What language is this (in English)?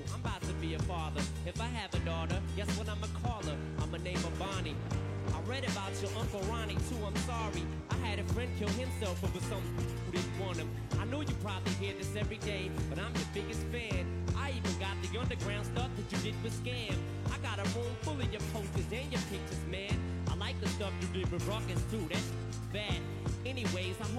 Chinese